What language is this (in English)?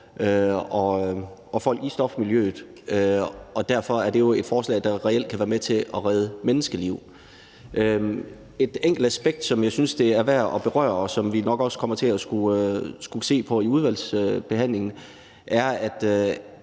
Danish